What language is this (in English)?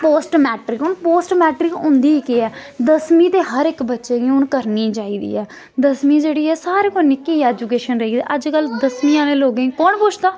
Dogri